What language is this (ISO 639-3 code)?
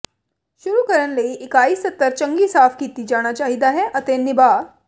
pan